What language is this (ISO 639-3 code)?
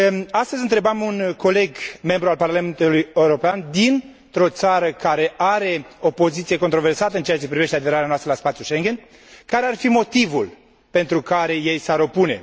ron